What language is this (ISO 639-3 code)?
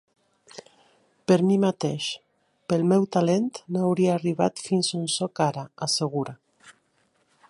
cat